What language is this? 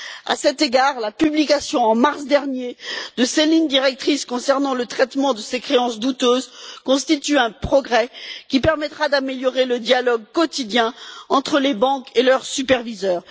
French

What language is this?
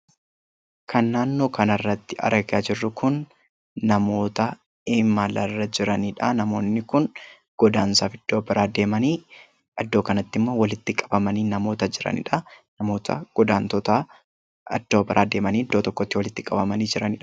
Oromo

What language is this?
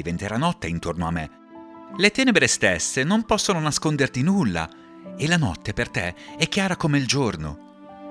Italian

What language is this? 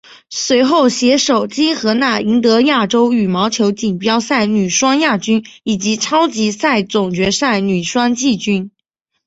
Chinese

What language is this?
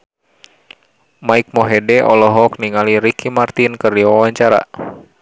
Sundanese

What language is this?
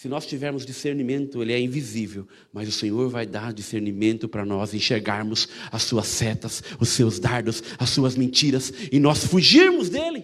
Portuguese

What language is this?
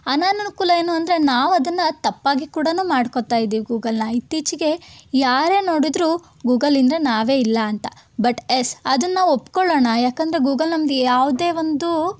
Kannada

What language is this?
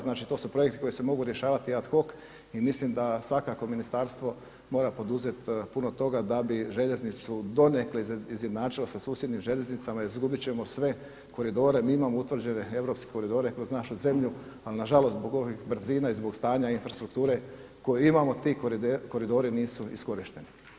Croatian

